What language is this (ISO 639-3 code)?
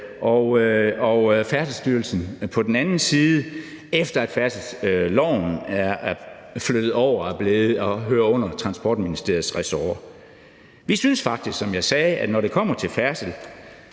dan